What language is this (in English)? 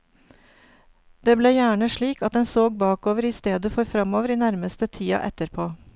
Norwegian